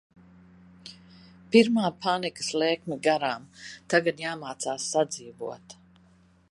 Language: Latvian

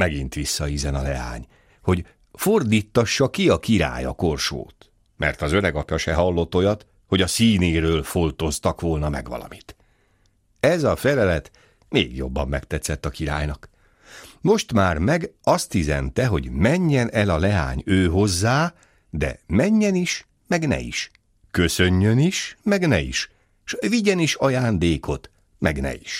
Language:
Hungarian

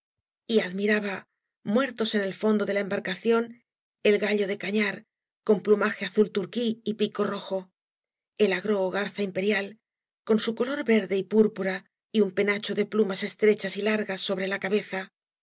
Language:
Spanish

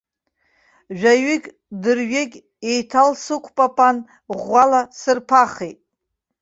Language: Abkhazian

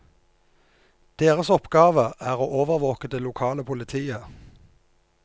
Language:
Norwegian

